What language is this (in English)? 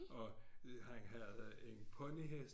Danish